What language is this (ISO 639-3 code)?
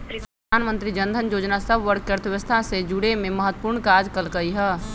mag